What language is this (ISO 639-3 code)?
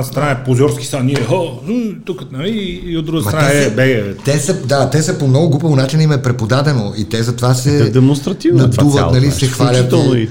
bul